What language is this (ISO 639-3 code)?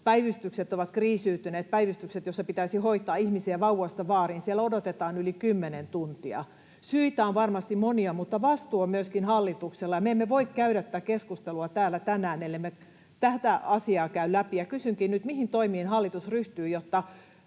fin